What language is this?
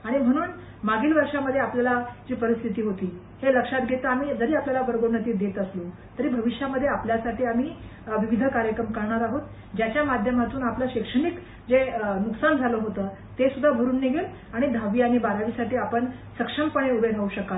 Marathi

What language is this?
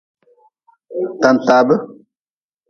Nawdm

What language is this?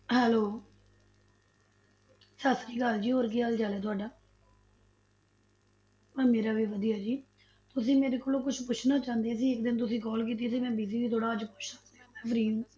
Punjabi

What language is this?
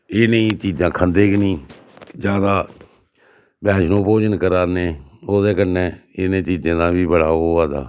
Dogri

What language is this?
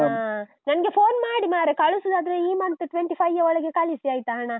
Kannada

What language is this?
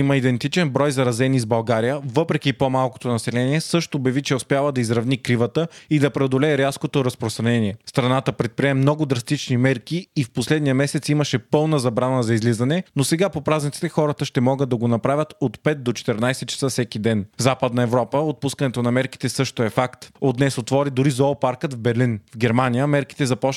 Bulgarian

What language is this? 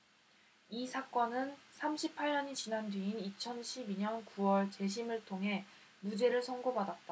Korean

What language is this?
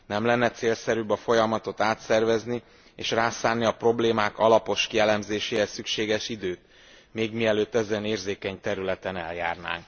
Hungarian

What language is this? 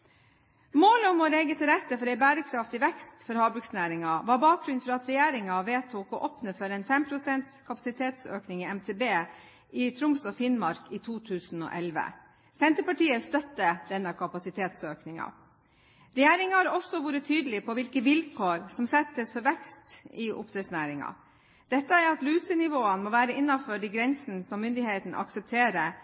Norwegian Bokmål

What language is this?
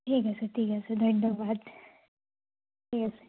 Assamese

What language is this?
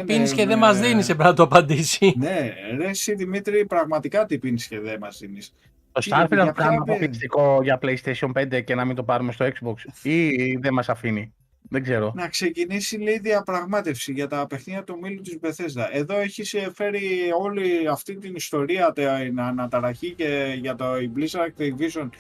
Greek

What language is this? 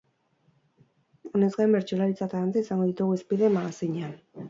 Basque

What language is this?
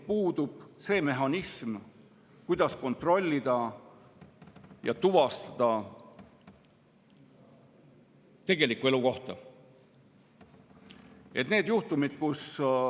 Estonian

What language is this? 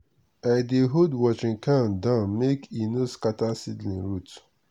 Nigerian Pidgin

